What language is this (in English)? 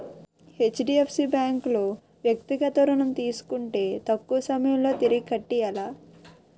Telugu